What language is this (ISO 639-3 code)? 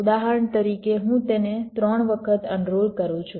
guj